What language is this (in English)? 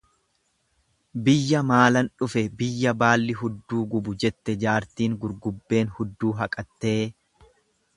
Oromo